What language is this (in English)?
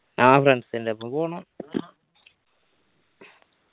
Malayalam